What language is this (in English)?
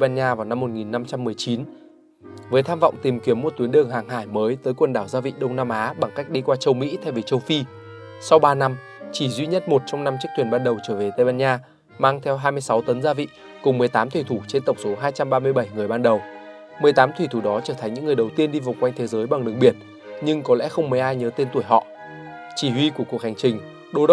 Vietnamese